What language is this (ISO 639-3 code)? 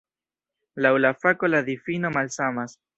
epo